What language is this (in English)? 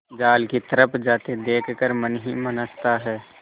Hindi